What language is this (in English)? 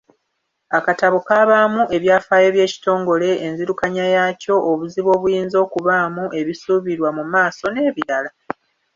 Ganda